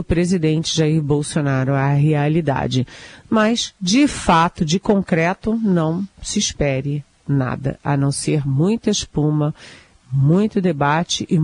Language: Portuguese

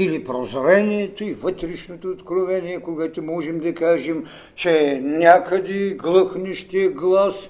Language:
Bulgarian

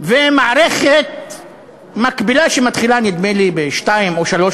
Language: Hebrew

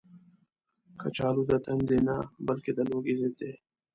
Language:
Pashto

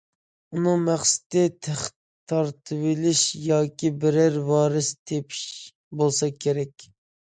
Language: Uyghur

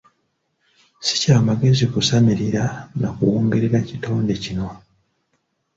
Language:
Ganda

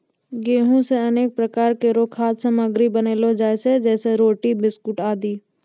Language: Maithili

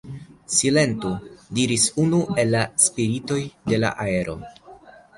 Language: Esperanto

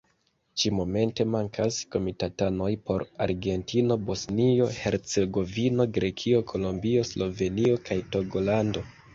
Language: Esperanto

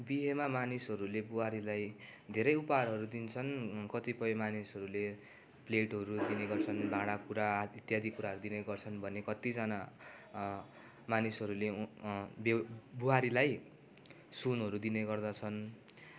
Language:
Nepali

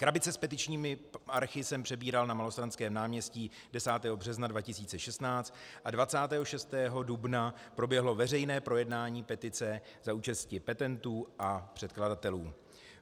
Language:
Czech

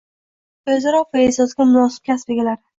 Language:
Uzbek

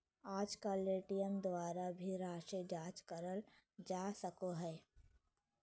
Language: Magahi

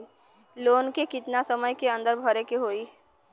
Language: Bhojpuri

